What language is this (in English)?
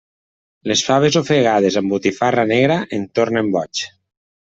Catalan